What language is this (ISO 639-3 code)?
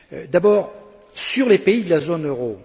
fra